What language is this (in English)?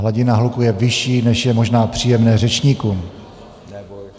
Czech